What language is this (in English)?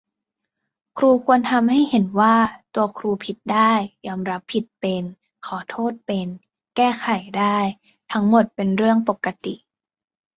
Thai